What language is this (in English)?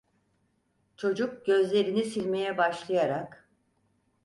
Turkish